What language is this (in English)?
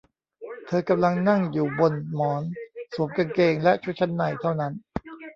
Thai